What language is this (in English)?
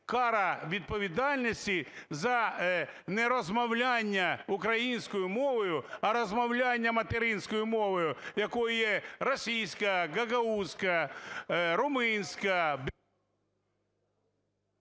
Ukrainian